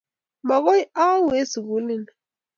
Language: Kalenjin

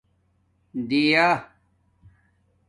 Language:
Domaaki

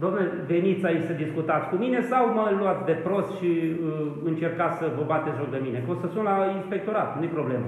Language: Romanian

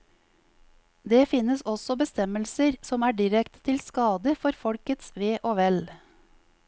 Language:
Norwegian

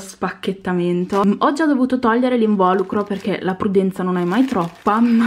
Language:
Italian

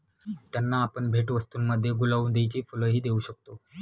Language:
Marathi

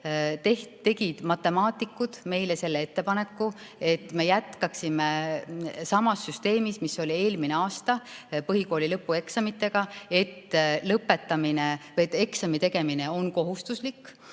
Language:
Estonian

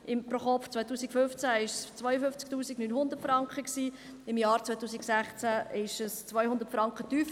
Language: Swiss German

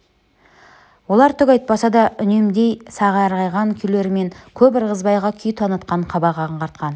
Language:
Kazakh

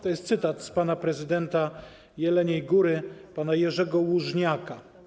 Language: Polish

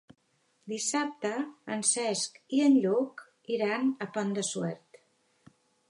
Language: Catalan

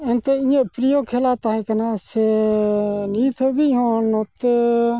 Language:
Santali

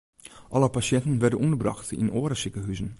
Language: Western Frisian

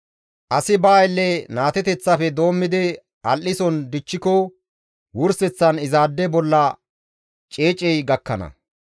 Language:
Gamo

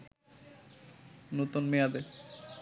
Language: Bangla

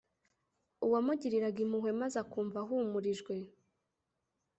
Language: Kinyarwanda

